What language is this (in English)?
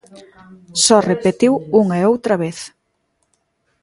Galician